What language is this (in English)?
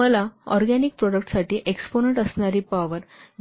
Marathi